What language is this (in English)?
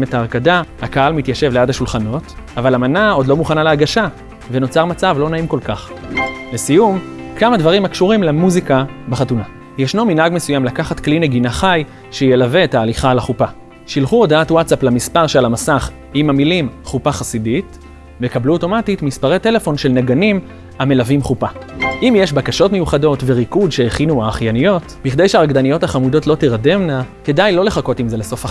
Hebrew